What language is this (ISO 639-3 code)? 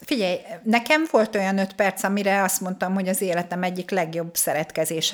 hun